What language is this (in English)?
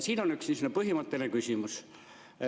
Estonian